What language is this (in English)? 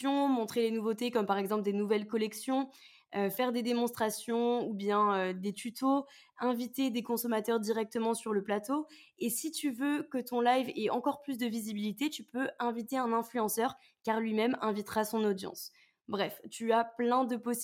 French